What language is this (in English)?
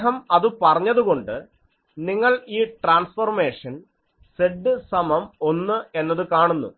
Malayalam